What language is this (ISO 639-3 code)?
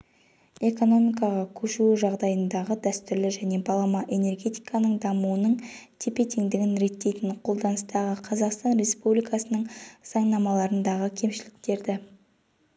kaz